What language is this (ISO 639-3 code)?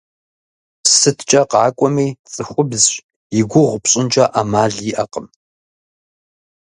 kbd